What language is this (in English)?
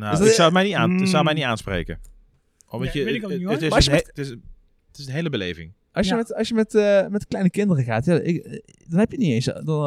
Dutch